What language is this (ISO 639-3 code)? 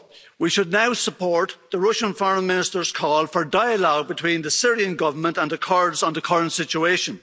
eng